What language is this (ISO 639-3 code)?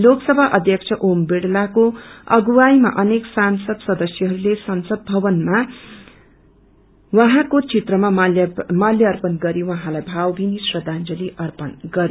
nep